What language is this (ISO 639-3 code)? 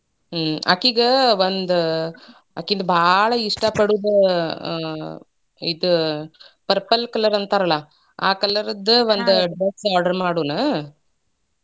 kan